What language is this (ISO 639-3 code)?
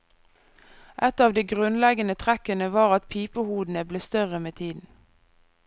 nor